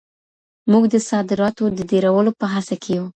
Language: Pashto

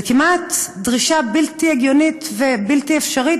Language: Hebrew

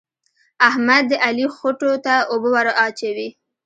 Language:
Pashto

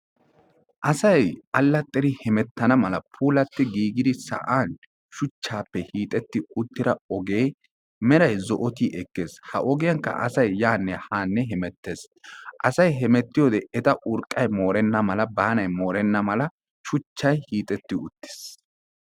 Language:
Wolaytta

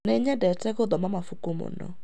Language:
Kikuyu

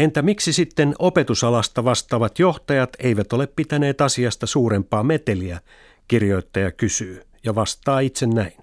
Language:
Finnish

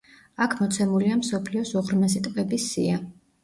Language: Georgian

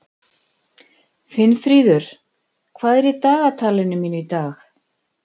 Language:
Icelandic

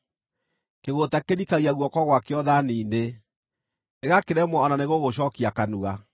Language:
Kikuyu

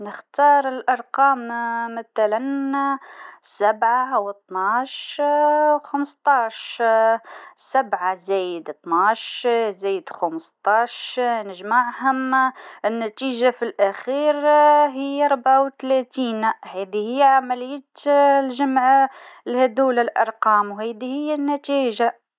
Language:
Tunisian Arabic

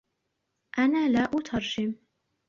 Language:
Arabic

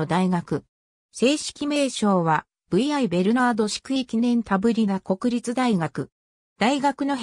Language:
Japanese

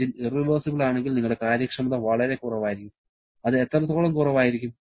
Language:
Malayalam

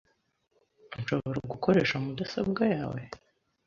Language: Kinyarwanda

